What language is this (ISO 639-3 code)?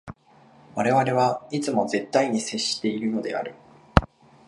jpn